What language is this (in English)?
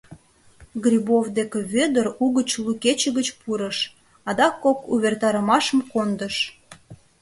Mari